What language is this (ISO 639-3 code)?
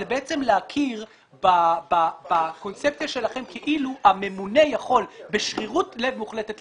heb